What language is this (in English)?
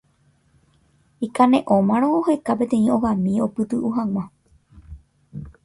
Guarani